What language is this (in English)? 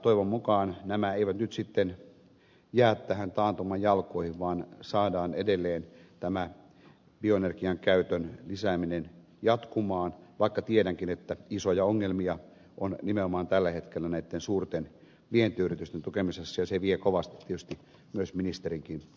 Finnish